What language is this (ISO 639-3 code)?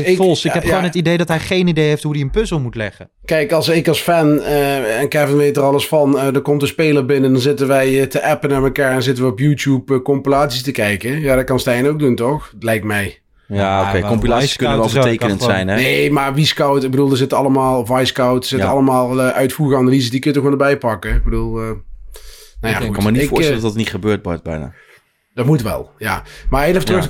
nld